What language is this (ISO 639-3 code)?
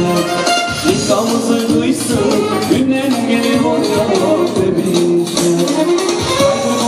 ron